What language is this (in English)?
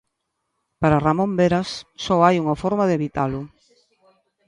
Galician